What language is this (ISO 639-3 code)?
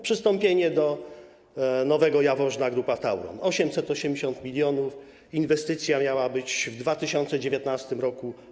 pol